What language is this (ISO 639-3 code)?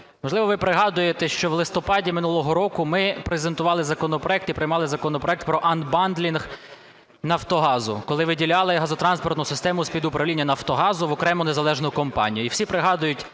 ukr